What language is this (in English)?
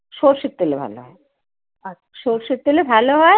Bangla